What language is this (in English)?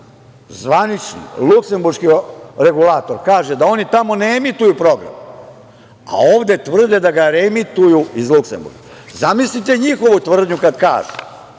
Serbian